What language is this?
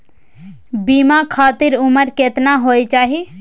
Maithili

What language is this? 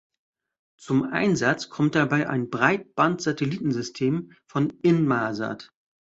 German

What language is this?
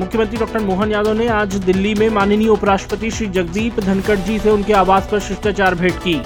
Hindi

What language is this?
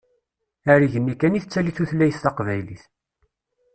Kabyle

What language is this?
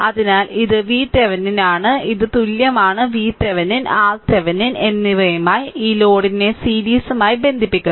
Malayalam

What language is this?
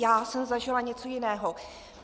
Czech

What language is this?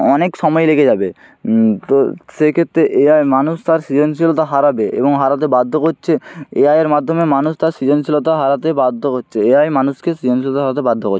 Bangla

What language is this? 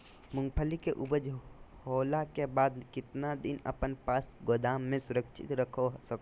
Magahi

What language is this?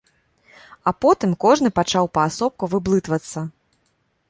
Belarusian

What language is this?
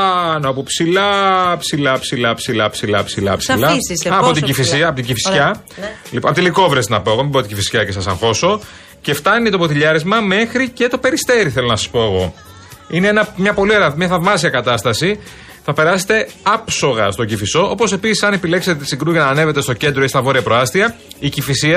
Greek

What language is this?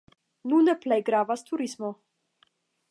Esperanto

